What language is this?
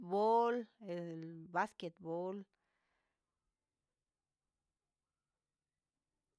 Huitepec Mixtec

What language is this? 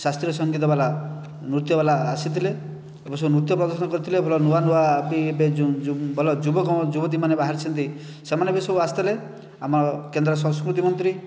Odia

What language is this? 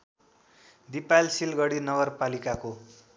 Nepali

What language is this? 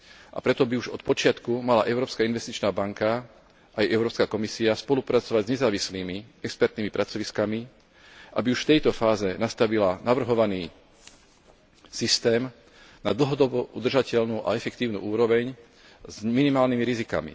Slovak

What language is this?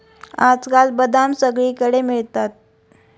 Marathi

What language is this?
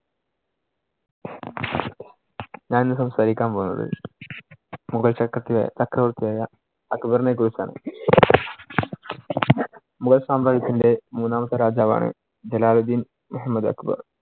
Malayalam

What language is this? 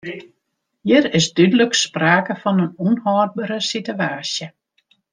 Western Frisian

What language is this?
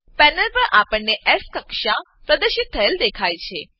Gujarati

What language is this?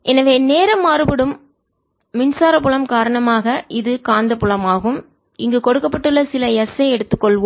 Tamil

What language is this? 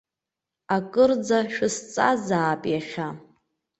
Abkhazian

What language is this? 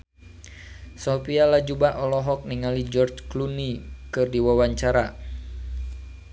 Sundanese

